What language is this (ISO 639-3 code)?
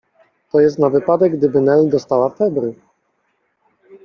pol